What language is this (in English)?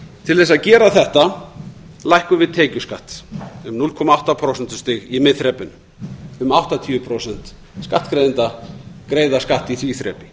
Icelandic